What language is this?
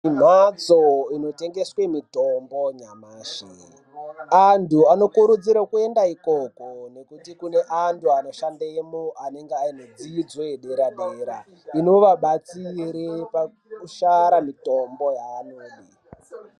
Ndau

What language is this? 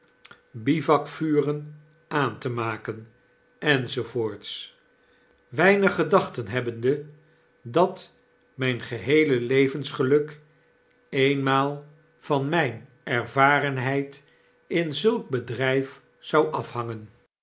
Dutch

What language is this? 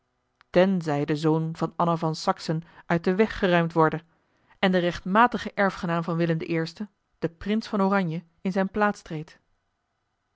Dutch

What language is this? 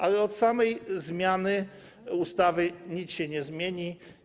Polish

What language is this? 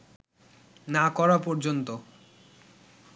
Bangla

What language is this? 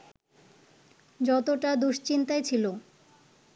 Bangla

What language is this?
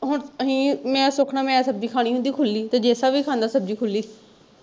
Punjabi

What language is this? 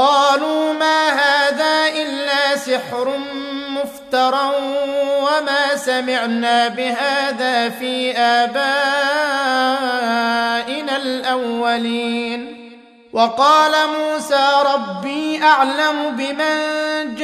Arabic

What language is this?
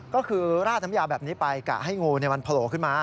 Thai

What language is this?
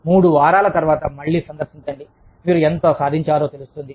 Telugu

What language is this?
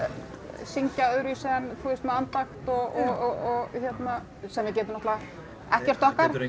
Icelandic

